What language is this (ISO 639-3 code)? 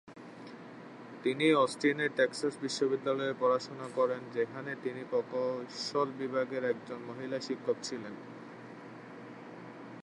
ben